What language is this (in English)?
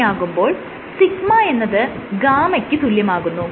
Malayalam